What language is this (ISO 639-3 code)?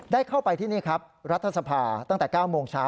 tha